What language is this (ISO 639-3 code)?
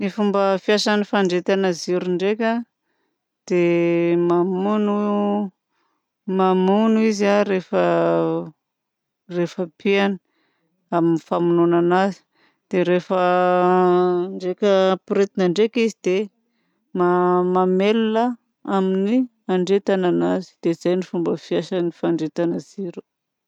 bzc